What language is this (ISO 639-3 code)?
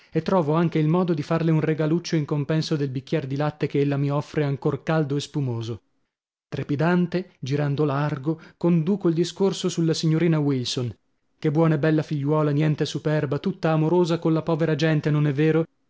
ita